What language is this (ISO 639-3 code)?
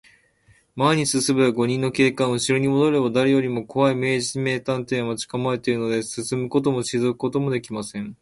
jpn